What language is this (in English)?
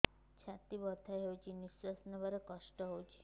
Odia